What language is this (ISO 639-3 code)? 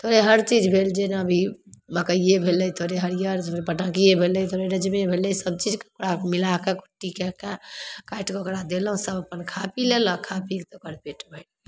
mai